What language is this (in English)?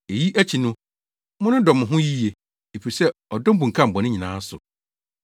Akan